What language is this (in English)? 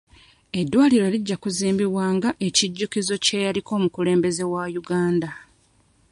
Ganda